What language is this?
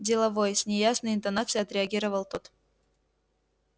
Russian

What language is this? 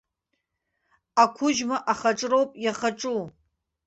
Abkhazian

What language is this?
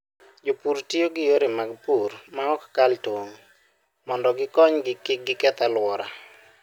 Luo (Kenya and Tanzania)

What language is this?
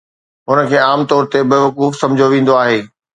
Sindhi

